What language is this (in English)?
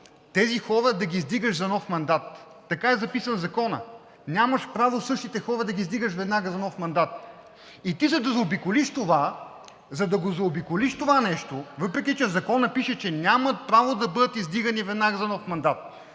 Bulgarian